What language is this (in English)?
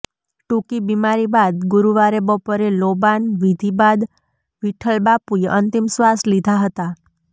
Gujarati